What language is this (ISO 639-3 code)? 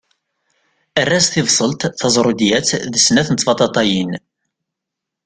kab